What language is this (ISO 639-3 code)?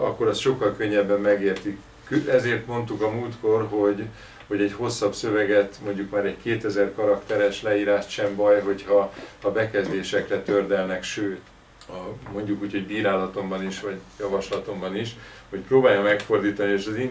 hun